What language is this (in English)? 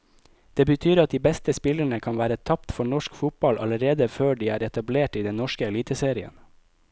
Norwegian